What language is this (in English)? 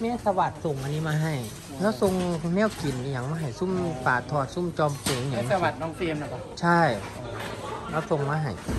Thai